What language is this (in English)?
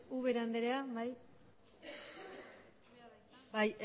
Basque